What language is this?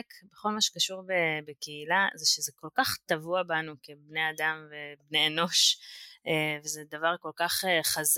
Hebrew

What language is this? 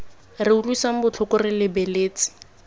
Tswana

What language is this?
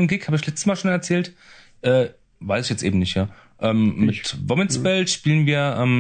German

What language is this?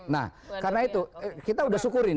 Indonesian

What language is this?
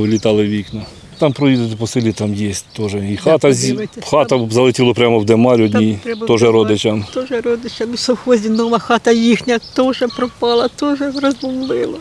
Ukrainian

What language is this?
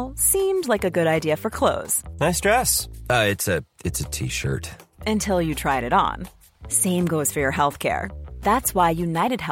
Filipino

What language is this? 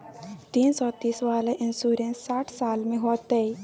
Maithili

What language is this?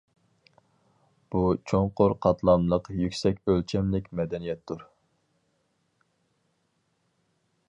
Uyghur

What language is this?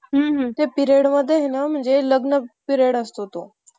Marathi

